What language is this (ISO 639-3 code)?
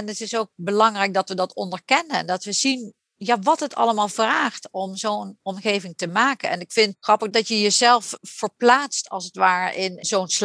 nld